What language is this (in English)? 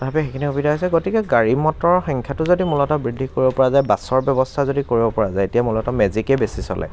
Assamese